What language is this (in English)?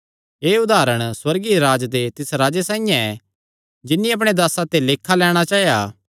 Kangri